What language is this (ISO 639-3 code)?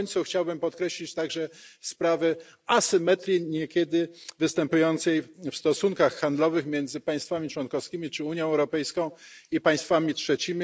pol